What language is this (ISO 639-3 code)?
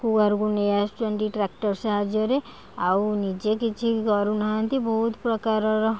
ori